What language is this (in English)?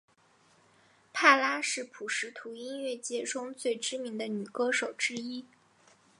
Chinese